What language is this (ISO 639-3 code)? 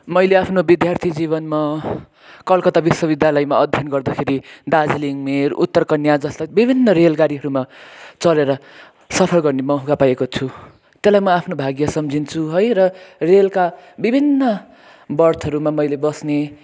nep